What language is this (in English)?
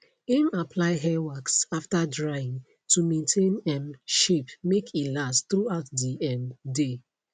Nigerian Pidgin